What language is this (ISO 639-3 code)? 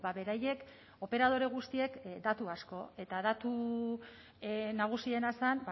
eus